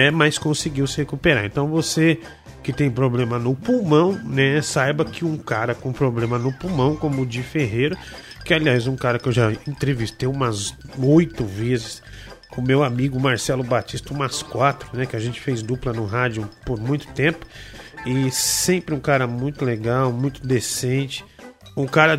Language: Portuguese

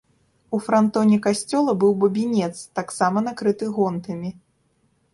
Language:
Belarusian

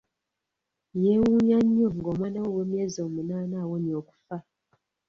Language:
Ganda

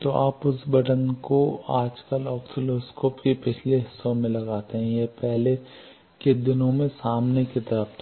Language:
Hindi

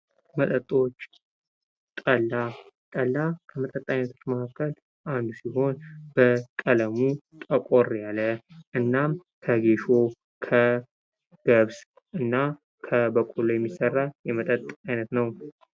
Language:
Amharic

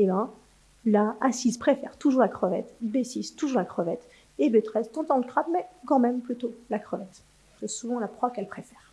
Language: French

